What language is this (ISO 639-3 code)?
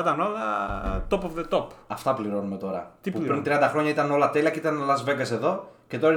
ell